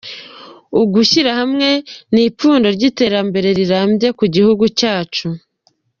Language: Kinyarwanda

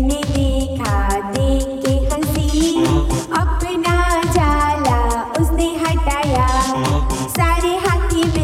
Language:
Hindi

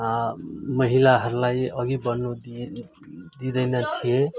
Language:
Nepali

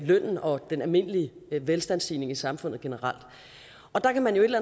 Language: Danish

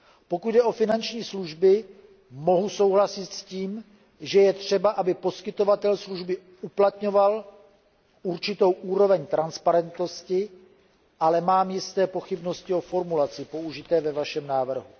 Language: Czech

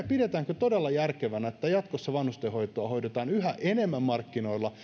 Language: Finnish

